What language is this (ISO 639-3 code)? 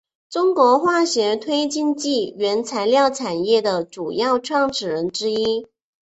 zho